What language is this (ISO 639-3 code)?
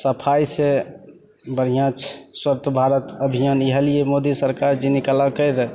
mai